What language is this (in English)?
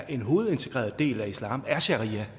Danish